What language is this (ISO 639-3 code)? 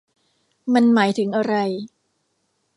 tha